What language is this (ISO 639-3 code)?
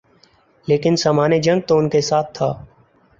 urd